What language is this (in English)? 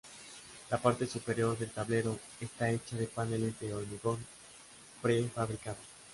Spanish